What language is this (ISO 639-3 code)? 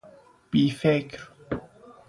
fas